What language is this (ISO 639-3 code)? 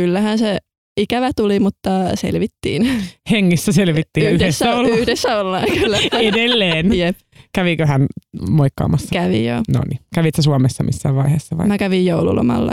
fin